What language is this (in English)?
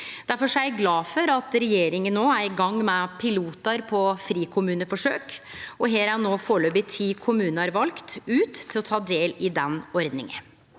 Norwegian